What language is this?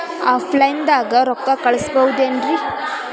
Kannada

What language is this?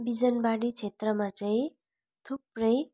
Nepali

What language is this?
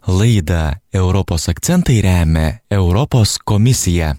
Lithuanian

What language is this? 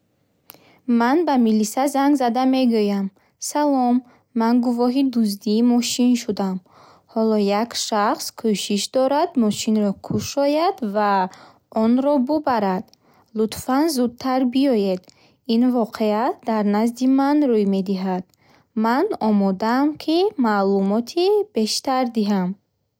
Bukharic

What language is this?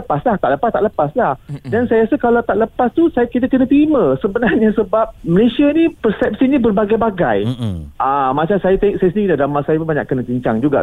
Malay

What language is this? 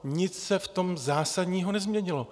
Czech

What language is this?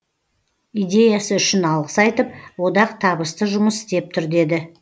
Kazakh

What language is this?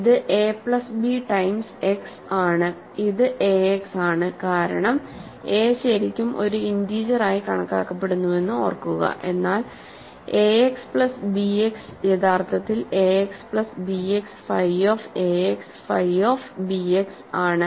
Malayalam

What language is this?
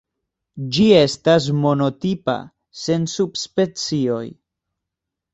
Esperanto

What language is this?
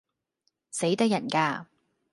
Cantonese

